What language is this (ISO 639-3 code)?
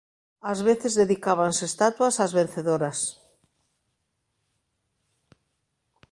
glg